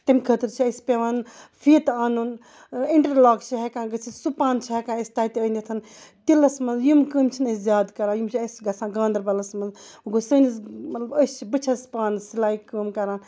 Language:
Kashmiri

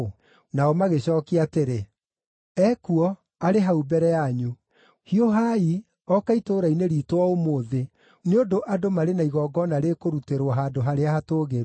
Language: Kikuyu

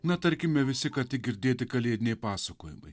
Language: Lithuanian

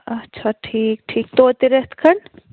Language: Kashmiri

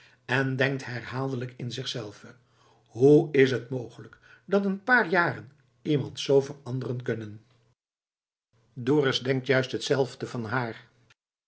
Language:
Dutch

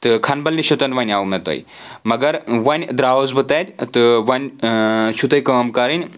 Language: Kashmiri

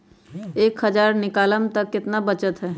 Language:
Magahi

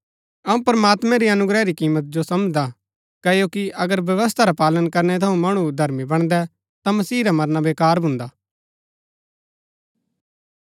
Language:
Gaddi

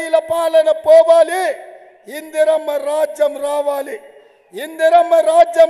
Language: Arabic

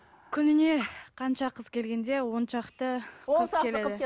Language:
Kazakh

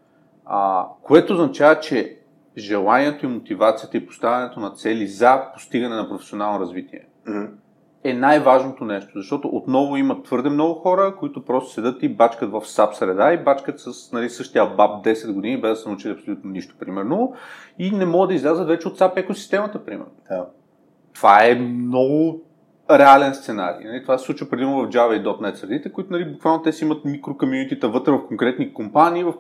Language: Bulgarian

